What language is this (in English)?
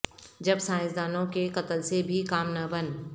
Urdu